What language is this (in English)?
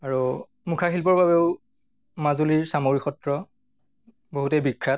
Assamese